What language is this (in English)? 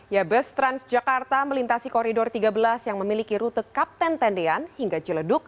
Indonesian